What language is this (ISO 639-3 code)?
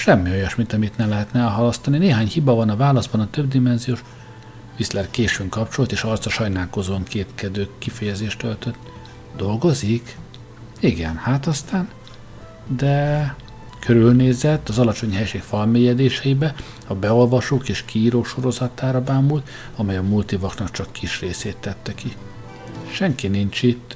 hun